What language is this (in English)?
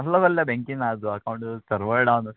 Konkani